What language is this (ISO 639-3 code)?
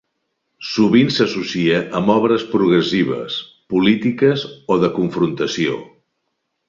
cat